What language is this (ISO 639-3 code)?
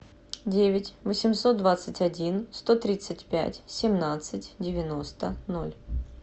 rus